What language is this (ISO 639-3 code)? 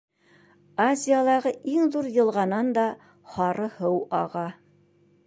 bak